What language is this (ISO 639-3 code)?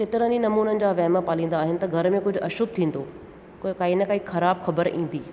snd